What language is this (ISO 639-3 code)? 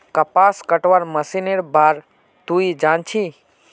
mag